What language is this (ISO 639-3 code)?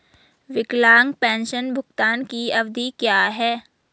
hin